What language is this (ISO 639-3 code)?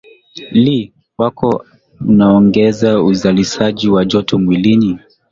swa